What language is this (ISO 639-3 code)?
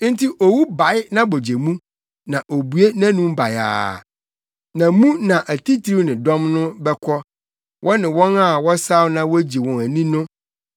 aka